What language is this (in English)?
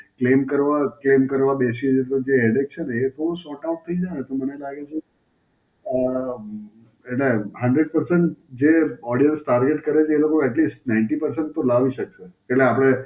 Gujarati